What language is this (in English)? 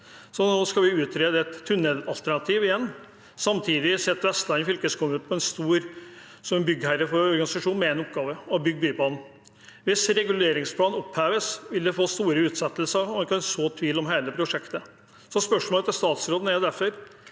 Norwegian